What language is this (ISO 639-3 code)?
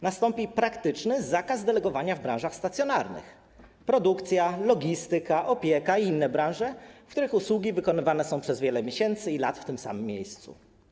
pol